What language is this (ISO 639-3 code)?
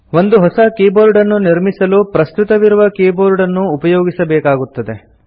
kan